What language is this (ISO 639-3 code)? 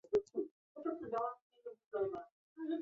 zho